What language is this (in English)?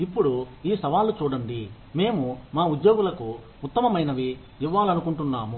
Telugu